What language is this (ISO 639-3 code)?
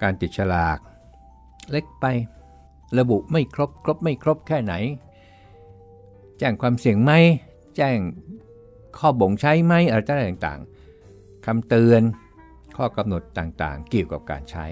tha